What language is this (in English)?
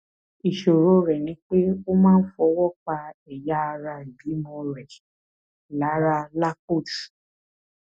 Yoruba